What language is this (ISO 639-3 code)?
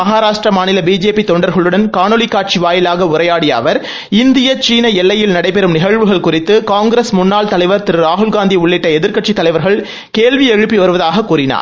tam